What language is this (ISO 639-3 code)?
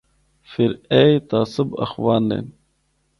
hno